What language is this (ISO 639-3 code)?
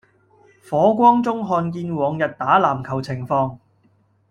yue